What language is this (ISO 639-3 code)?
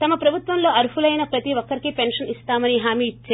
tel